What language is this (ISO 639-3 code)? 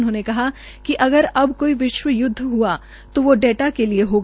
hin